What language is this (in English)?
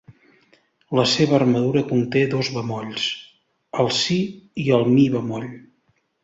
Catalan